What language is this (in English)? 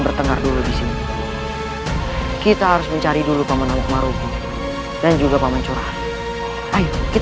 Indonesian